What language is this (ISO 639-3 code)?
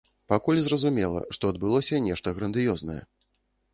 bel